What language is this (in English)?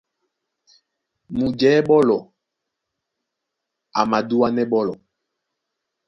Duala